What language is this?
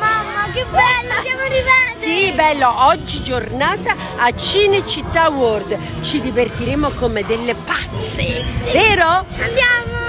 Italian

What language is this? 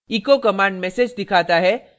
Hindi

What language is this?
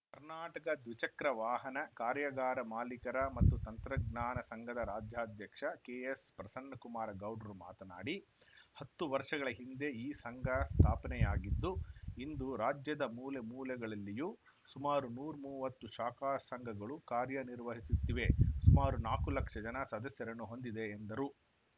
Kannada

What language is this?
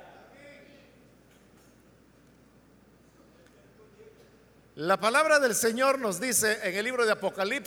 Spanish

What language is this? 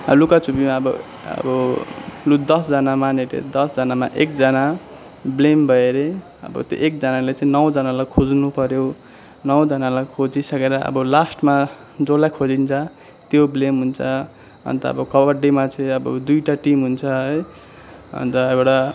Nepali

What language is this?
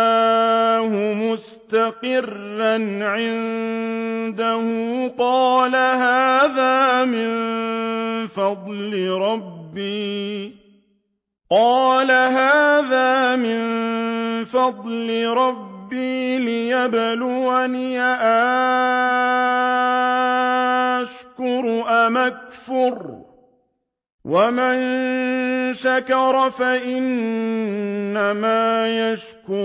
Arabic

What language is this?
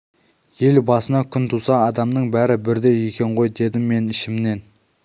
Kazakh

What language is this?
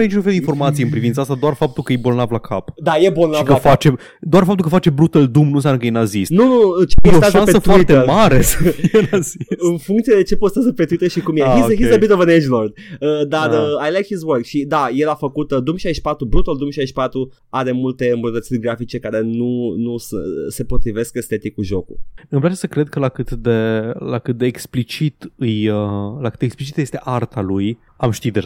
Romanian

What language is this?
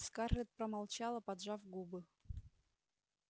Russian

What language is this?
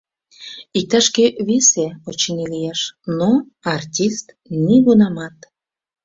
Mari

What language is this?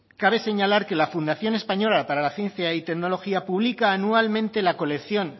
Spanish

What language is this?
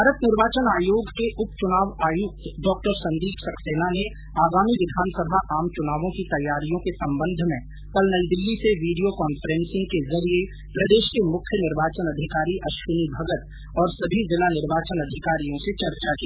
Hindi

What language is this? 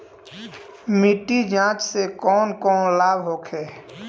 Bhojpuri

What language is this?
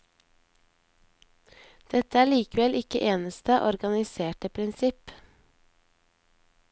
Norwegian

